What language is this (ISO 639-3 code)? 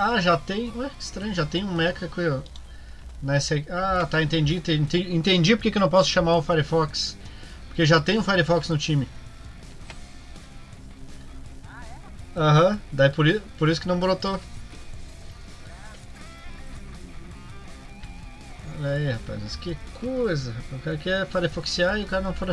por